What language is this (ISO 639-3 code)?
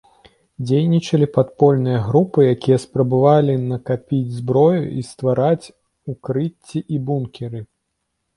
bel